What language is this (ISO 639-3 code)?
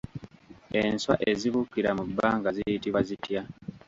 lug